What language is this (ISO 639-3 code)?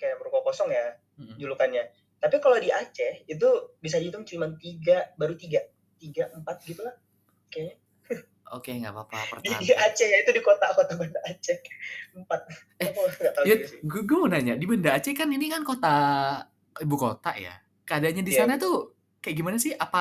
ind